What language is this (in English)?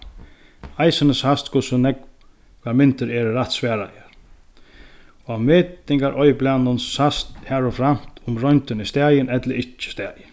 Faroese